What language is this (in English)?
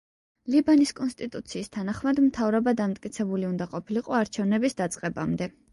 Georgian